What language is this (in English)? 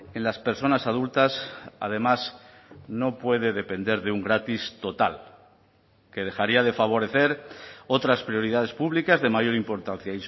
Spanish